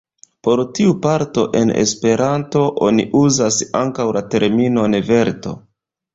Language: Esperanto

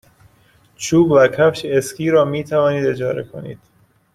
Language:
Persian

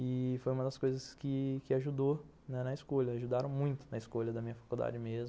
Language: Portuguese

